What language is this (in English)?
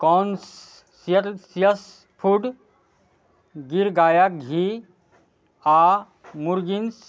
Maithili